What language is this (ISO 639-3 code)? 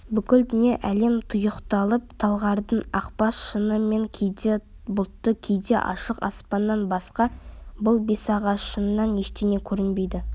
kaz